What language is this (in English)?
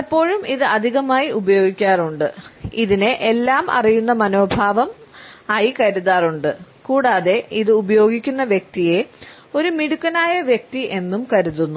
Malayalam